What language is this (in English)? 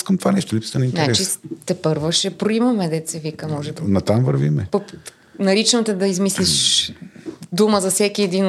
Bulgarian